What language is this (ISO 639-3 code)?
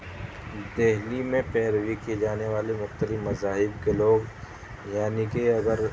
urd